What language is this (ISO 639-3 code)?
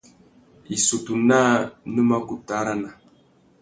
bag